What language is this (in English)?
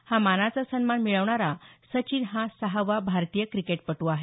Marathi